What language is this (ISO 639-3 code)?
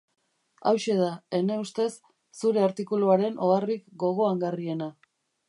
eus